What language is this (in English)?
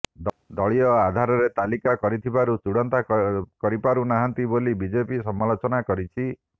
Odia